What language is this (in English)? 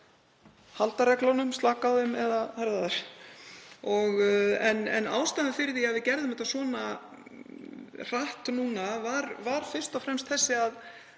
Icelandic